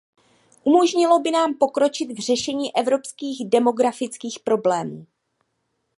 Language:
Czech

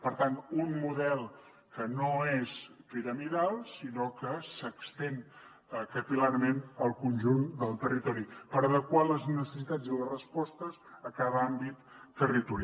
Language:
Catalan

